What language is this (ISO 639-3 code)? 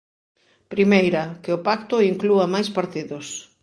glg